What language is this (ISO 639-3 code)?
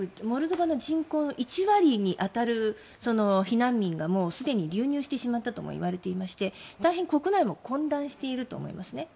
jpn